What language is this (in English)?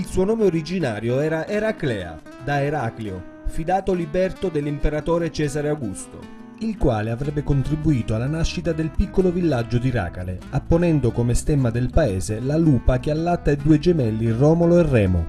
Italian